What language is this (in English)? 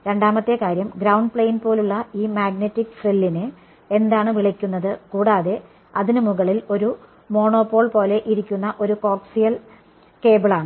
Malayalam